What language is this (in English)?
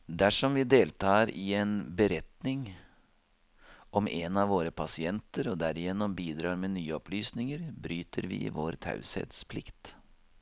Norwegian